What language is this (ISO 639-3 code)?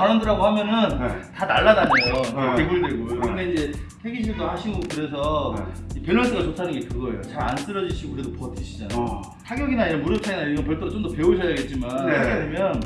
kor